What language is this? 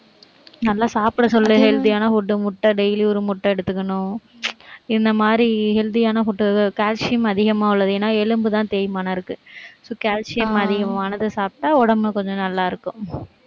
Tamil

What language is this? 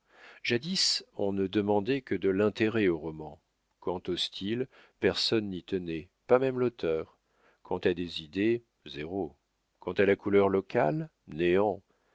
French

